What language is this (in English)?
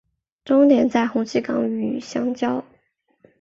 Chinese